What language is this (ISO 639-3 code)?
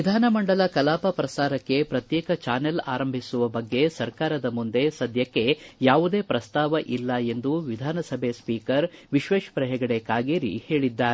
kan